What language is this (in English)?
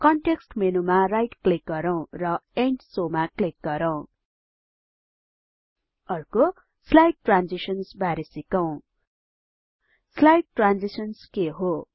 Nepali